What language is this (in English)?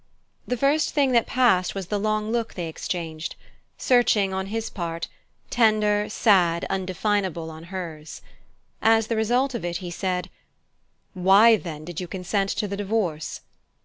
English